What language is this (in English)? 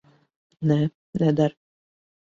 Latvian